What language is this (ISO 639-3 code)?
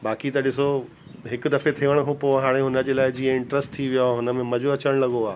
snd